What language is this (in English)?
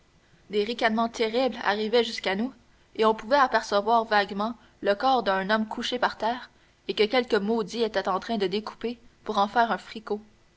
French